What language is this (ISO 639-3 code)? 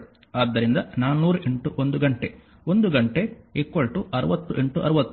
kan